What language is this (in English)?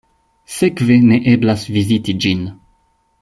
Esperanto